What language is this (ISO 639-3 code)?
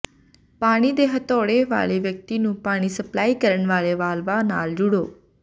pan